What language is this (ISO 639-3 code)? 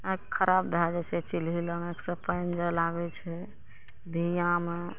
mai